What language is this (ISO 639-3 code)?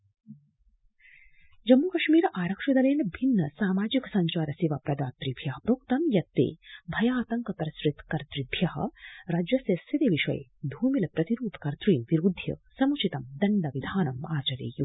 san